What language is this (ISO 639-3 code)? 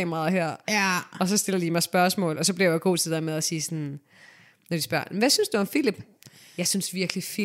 dan